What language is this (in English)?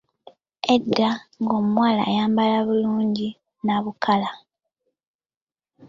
Ganda